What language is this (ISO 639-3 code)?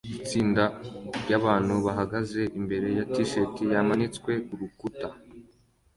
kin